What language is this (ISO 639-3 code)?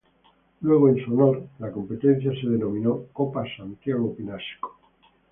spa